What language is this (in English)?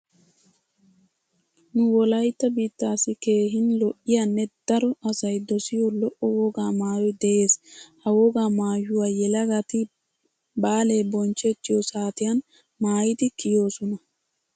Wolaytta